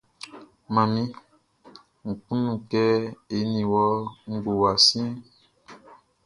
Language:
Baoulé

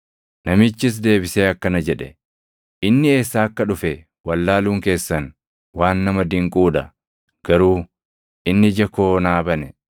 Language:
Oromo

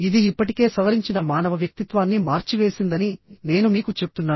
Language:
Telugu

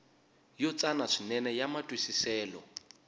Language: Tsonga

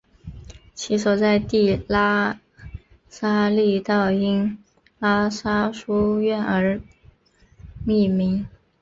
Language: Chinese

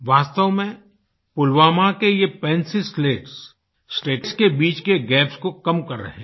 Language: Hindi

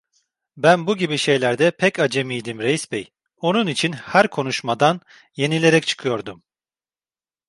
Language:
Turkish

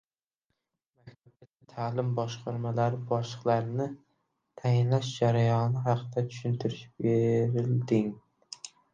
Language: Uzbek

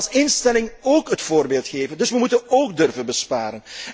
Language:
Dutch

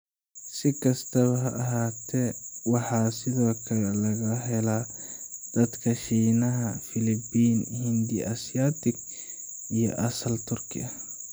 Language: Somali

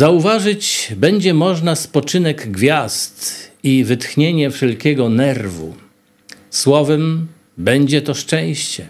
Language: Polish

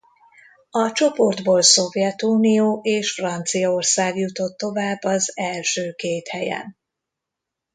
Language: Hungarian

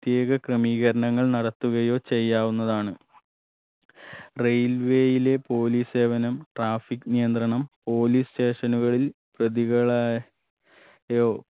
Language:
Malayalam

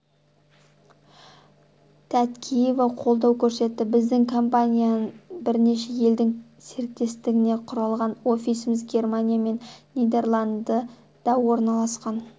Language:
Kazakh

